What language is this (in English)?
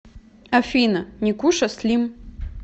Russian